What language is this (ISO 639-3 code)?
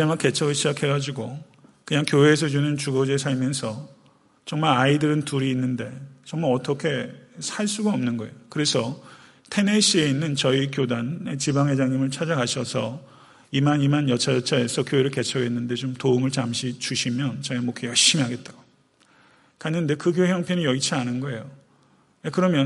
kor